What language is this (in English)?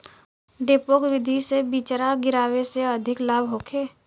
Bhojpuri